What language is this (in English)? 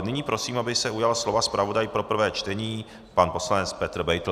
Czech